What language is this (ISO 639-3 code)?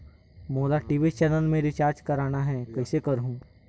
hne